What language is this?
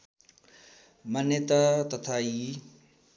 Nepali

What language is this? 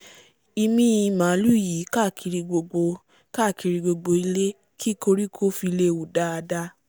Yoruba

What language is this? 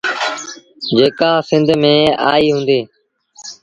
Sindhi Bhil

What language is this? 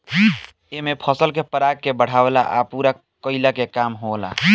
Bhojpuri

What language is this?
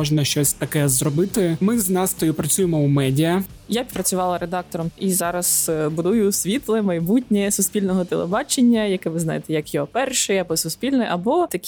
Ukrainian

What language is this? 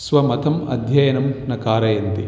Sanskrit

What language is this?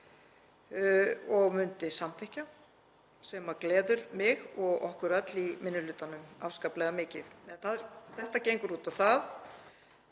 Icelandic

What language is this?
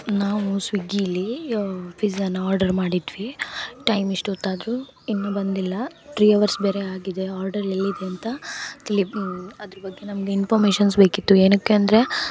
Kannada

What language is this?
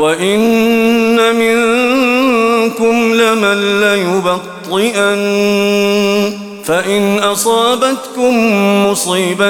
Arabic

